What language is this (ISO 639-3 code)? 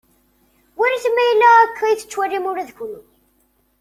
kab